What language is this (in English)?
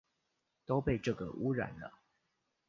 Chinese